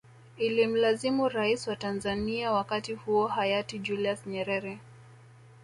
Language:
Swahili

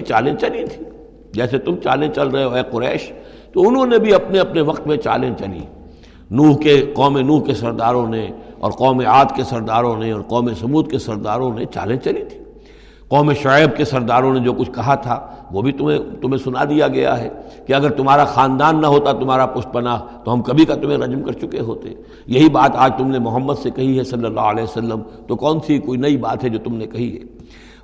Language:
Urdu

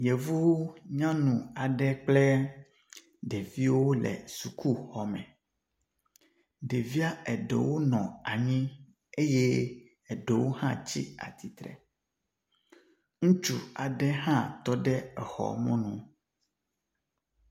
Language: Ewe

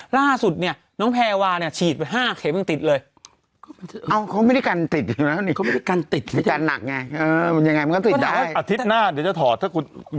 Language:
Thai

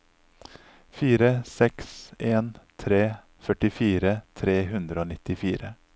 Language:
Norwegian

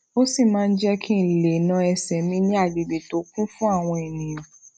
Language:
Yoruba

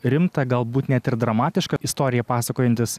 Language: Lithuanian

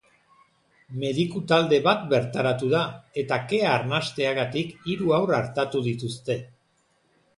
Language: Basque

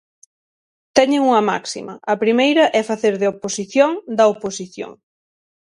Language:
Galician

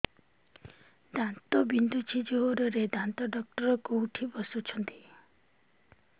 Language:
Odia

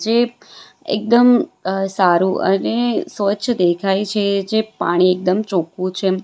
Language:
Gujarati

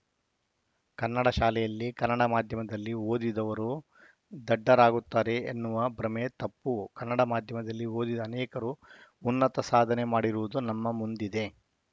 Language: Kannada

